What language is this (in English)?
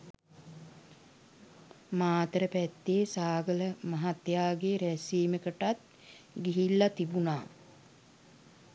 Sinhala